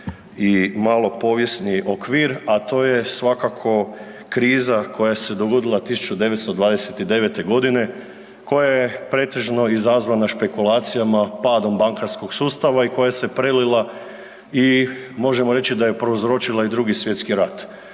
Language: Croatian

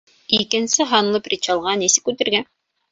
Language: Bashkir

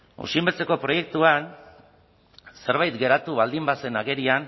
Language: Basque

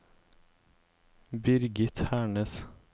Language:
Norwegian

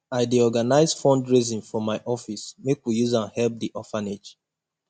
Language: Nigerian Pidgin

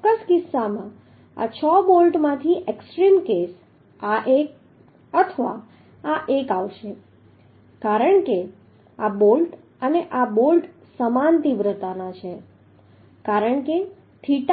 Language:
Gujarati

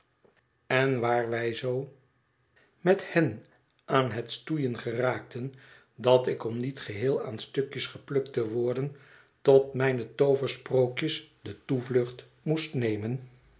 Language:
Dutch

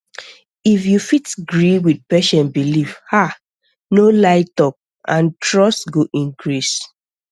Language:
Nigerian Pidgin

